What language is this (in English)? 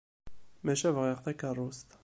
Kabyle